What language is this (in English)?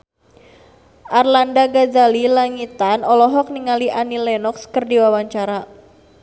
Sundanese